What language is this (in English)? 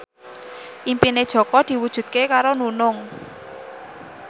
Javanese